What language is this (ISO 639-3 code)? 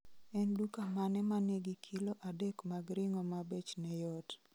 luo